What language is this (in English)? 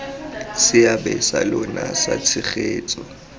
Tswana